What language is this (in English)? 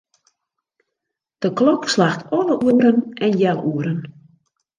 Western Frisian